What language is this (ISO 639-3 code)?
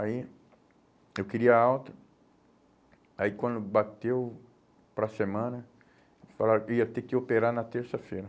por